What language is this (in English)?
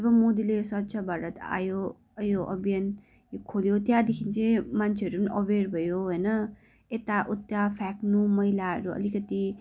Nepali